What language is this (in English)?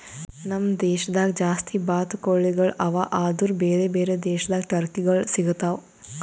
Kannada